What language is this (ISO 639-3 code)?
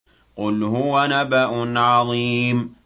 ara